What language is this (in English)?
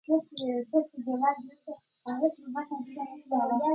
Pashto